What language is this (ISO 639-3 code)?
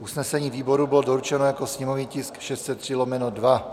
ces